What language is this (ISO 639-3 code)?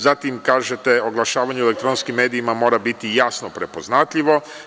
srp